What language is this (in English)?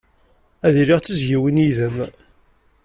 Kabyle